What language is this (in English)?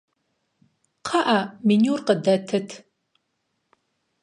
Kabardian